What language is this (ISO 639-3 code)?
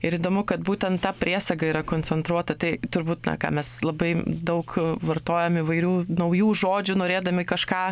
lit